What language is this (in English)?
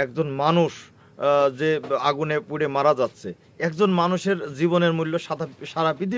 Turkish